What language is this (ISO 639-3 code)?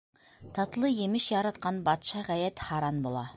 bak